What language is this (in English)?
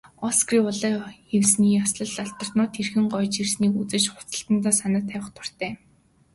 Mongolian